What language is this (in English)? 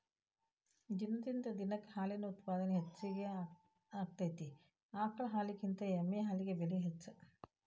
Kannada